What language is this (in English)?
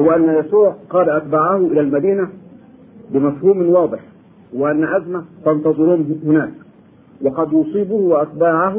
Arabic